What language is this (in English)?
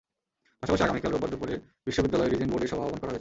Bangla